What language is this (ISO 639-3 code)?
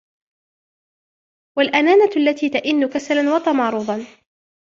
ara